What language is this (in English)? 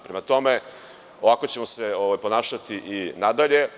Serbian